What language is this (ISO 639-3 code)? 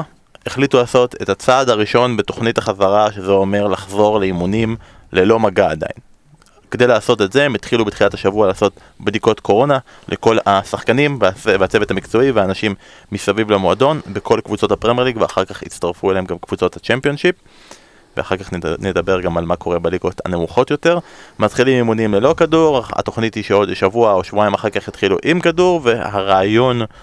heb